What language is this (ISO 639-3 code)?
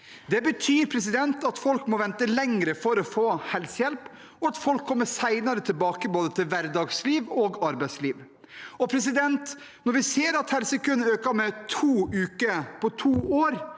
nor